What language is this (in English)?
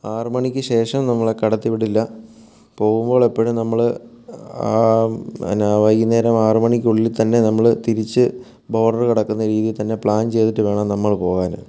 Malayalam